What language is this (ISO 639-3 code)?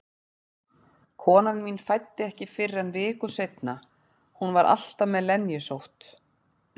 isl